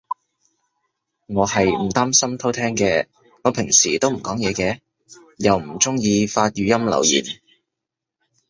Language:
Cantonese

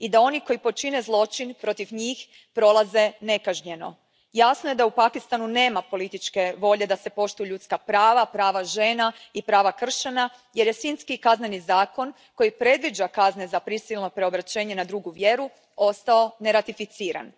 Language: Croatian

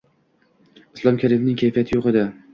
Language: Uzbek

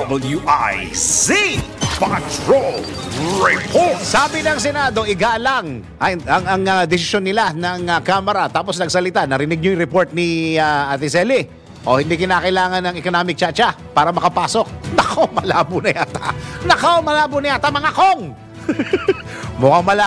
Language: Filipino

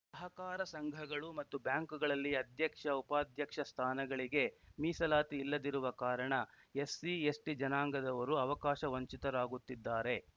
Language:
Kannada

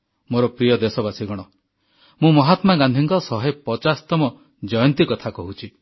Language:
Odia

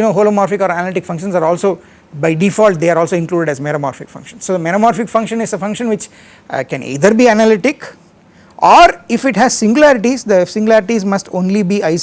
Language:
English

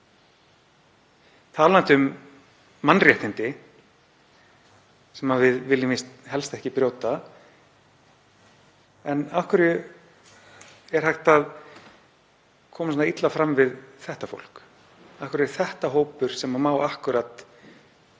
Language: Icelandic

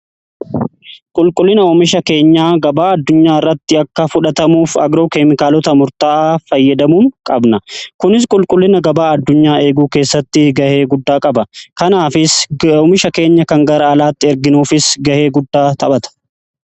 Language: Oromo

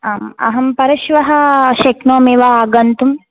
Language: Sanskrit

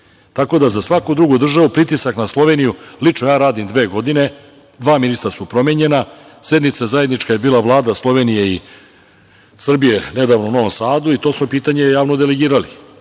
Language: Serbian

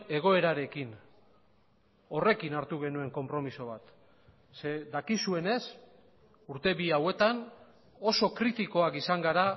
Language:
Basque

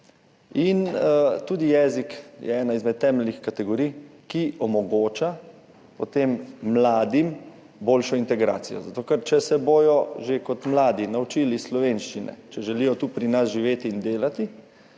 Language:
Slovenian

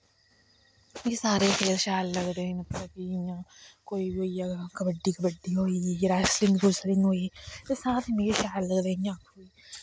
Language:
Dogri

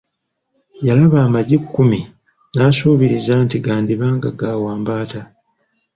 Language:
Ganda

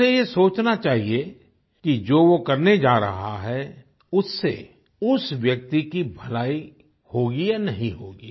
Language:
Hindi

